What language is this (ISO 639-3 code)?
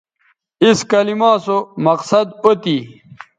btv